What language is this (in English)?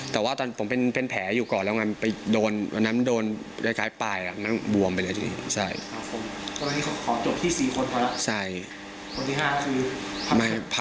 Thai